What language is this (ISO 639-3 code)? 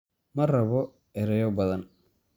som